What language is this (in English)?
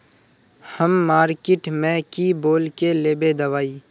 Magahi